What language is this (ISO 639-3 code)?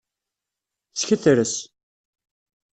kab